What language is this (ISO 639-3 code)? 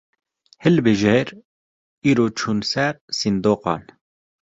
kur